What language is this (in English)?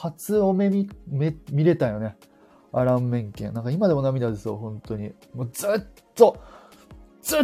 Japanese